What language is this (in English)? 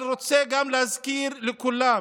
Hebrew